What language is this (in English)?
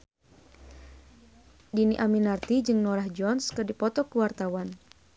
Sundanese